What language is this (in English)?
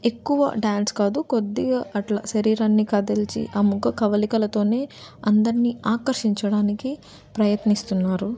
Telugu